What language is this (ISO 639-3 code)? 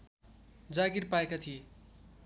nep